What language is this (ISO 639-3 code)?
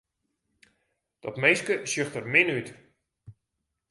fry